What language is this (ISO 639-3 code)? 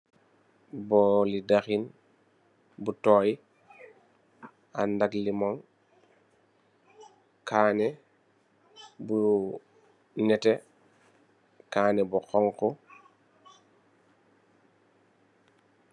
wol